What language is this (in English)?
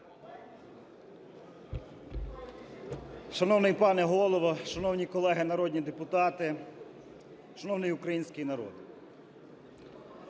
Ukrainian